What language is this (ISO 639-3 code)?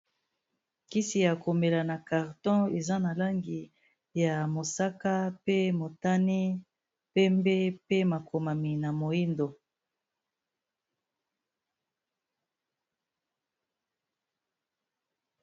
lin